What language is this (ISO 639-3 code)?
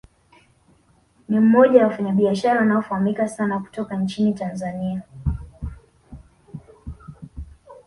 swa